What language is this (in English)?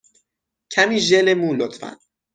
Persian